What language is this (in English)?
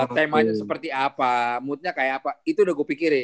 Indonesian